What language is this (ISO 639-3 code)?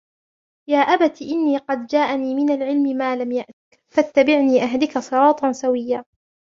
ara